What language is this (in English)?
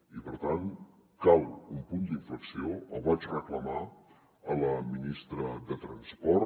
Catalan